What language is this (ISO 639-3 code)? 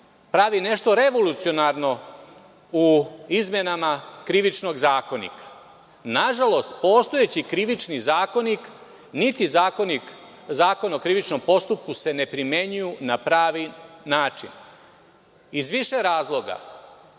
srp